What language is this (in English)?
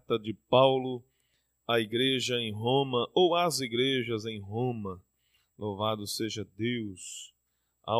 Portuguese